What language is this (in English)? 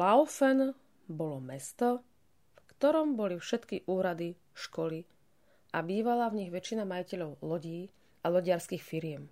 Slovak